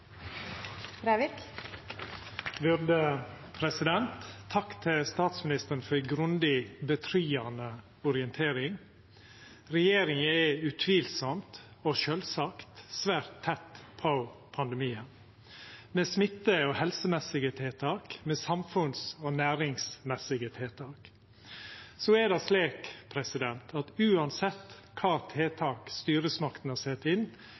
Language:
Norwegian Nynorsk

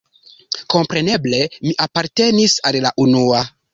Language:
Esperanto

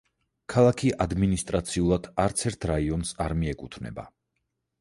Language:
Georgian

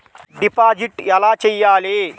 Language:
Telugu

